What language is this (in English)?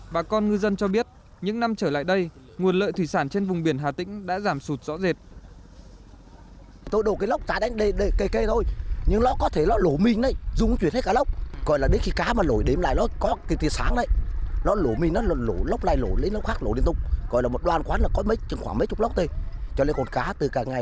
Vietnamese